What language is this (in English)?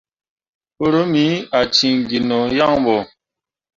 Mundang